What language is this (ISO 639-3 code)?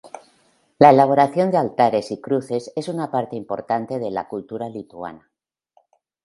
spa